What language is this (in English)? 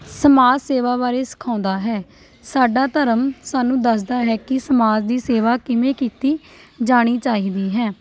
Punjabi